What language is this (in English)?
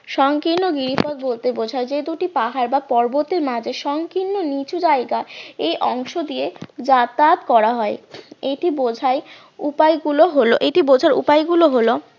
Bangla